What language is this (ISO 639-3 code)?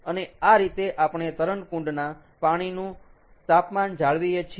guj